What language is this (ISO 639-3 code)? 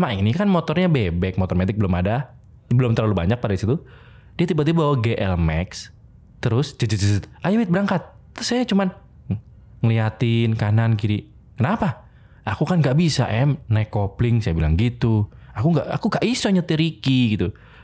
ind